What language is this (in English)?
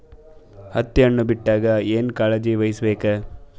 Kannada